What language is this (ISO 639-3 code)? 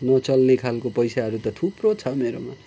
nep